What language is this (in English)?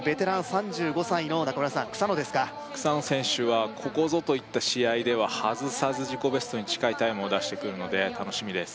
Japanese